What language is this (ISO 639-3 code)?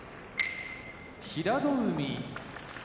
jpn